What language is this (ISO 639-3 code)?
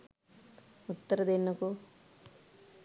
sin